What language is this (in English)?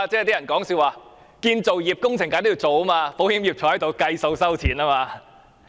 Cantonese